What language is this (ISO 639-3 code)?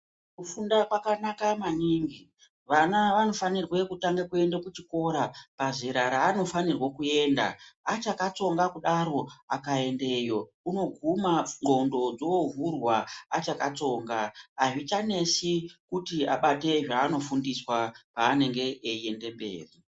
ndc